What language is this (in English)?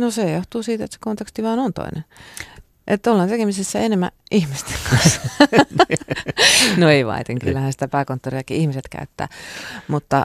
Finnish